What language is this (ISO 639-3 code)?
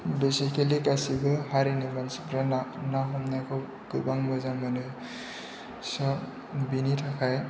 brx